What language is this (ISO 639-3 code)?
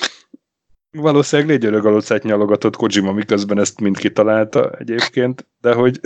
hun